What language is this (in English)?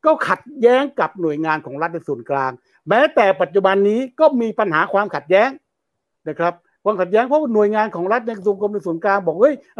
Thai